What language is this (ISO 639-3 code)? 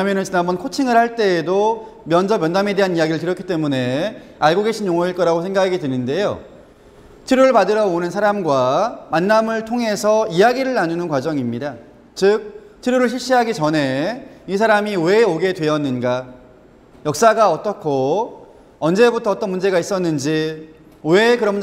kor